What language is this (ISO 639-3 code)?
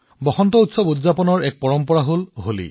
asm